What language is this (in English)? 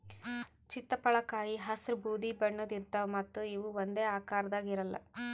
Kannada